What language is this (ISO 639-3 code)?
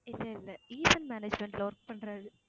tam